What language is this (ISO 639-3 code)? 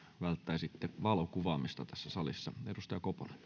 fin